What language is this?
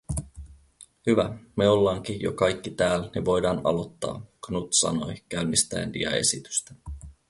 Finnish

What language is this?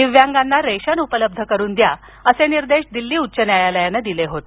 Marathi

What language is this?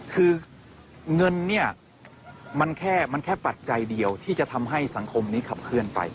Thai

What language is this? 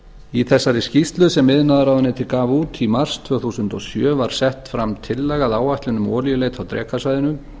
Icelandic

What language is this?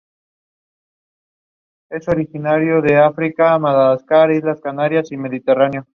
Spanish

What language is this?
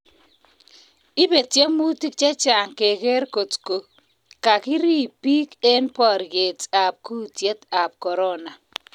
Kalenjin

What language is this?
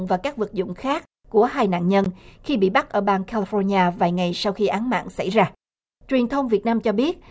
Vietnamese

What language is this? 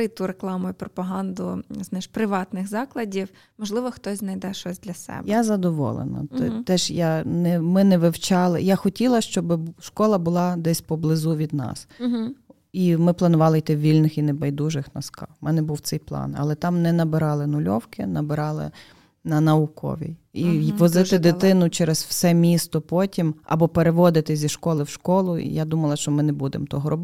Ukrainian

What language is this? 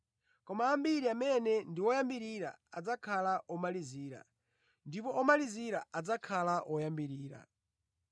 Nyanja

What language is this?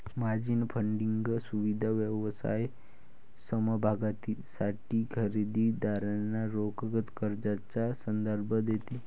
Marathi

